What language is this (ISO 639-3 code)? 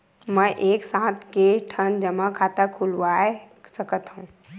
hne